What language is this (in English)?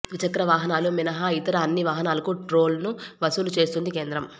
Telugu